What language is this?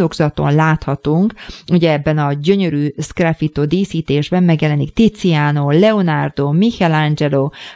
Hungarian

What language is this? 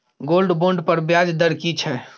Maithili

